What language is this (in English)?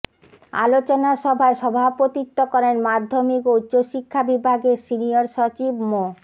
Bangla